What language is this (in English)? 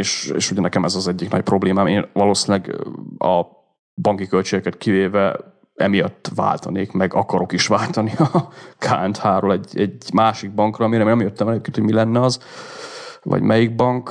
Hungarian